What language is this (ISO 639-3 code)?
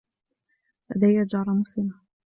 ara